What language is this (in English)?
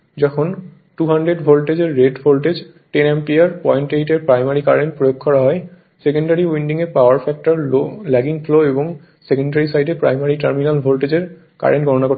Bangla